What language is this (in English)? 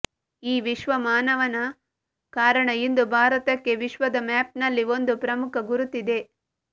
Kannada